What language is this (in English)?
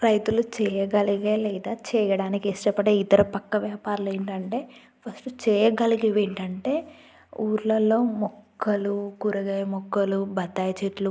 Telugu